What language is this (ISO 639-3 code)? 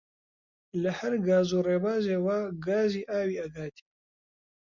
ckb